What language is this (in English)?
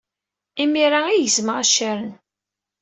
Kabyle